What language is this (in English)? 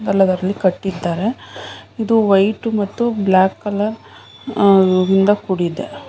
Kannada